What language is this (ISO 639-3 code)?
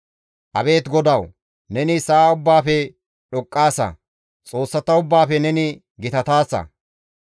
gmv